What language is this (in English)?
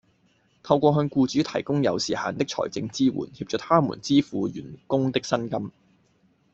Cantonese